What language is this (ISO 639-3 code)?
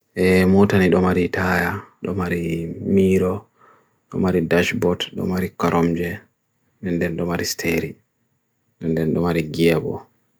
fui